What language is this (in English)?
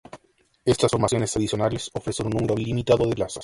Spanish